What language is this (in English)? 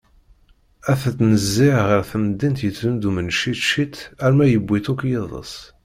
Kabyle